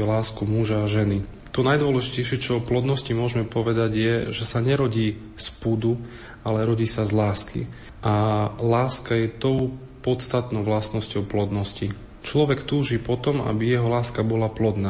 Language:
Slovak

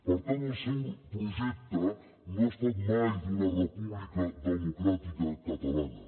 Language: Catalan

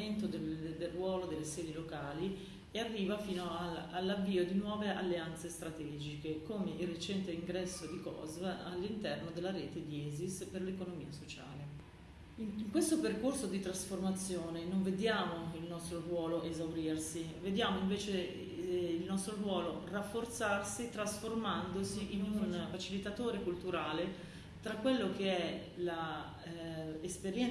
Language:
Italian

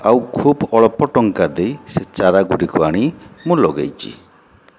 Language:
Odia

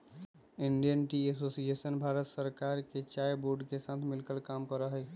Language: Magahi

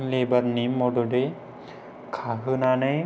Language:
Bodo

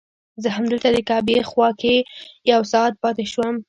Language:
Pashto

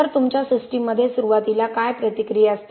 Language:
Marathi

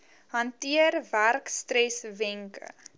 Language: Afrikaans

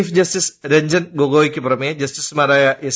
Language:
Malayalam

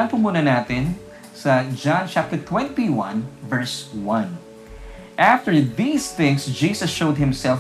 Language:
Filipino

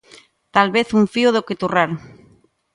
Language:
Galician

